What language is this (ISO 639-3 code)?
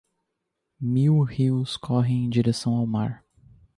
por